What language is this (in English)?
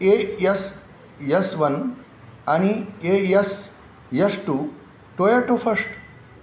Marathi